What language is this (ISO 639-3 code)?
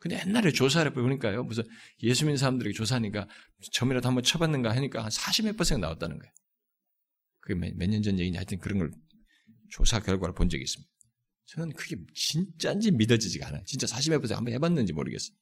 kor